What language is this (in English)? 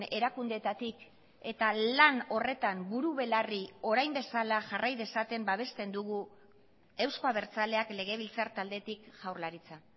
Basque